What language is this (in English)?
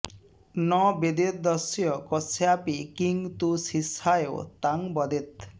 Sanskrit